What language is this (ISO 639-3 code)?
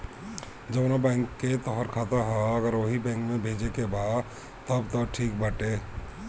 bho